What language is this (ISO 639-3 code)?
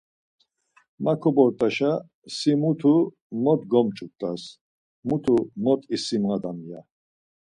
lzz